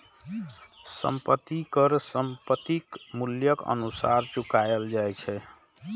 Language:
Maithili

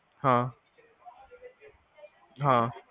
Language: Punjabi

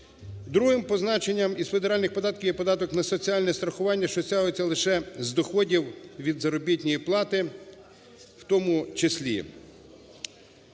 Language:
Ukrainian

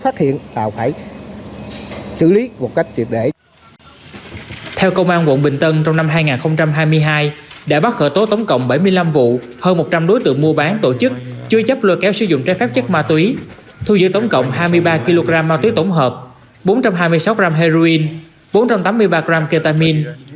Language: Vietnamese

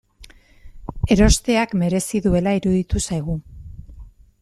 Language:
Basque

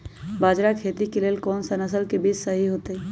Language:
Magahi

